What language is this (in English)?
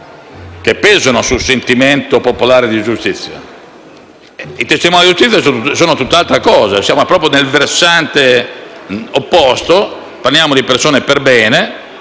Italian